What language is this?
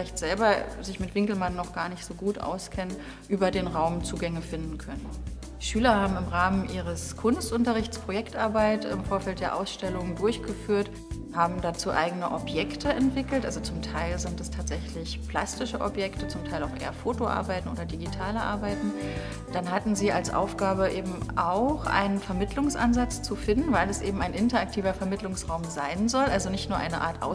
German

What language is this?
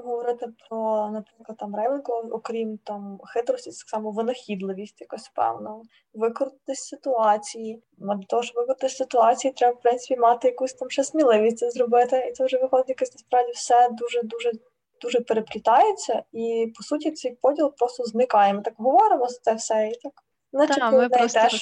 Ukrainian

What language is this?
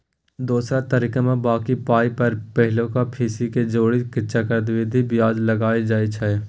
Maithili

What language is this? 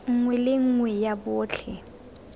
Tswana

